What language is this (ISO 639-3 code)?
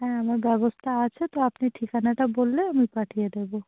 ben